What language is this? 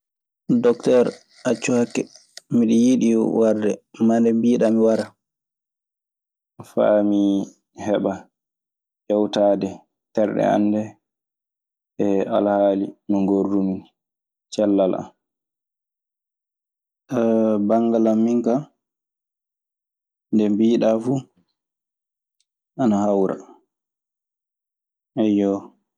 Maasina Fulfulde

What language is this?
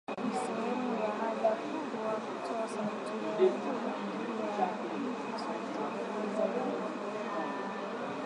Swahili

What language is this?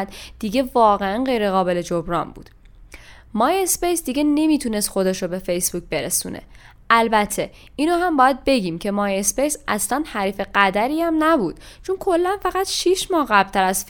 Persian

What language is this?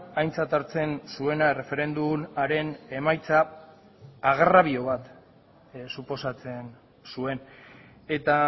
Basque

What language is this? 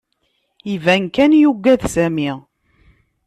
Kabyle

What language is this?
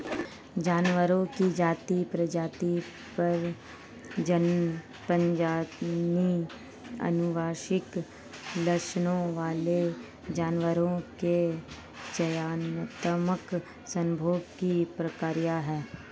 Hindi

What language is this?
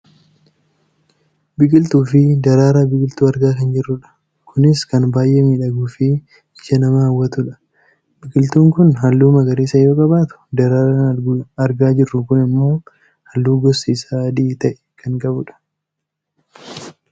Oromo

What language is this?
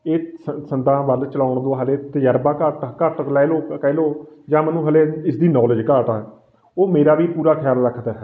Punjabi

